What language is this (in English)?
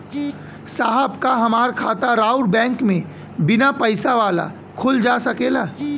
Bhojpuri